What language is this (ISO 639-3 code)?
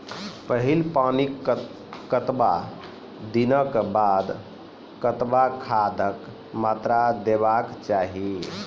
mai